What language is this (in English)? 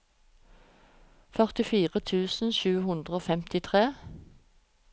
Norwegian